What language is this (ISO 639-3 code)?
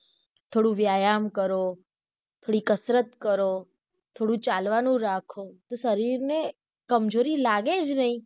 guj